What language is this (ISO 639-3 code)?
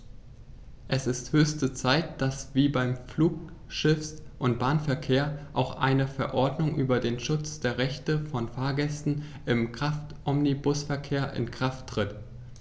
deu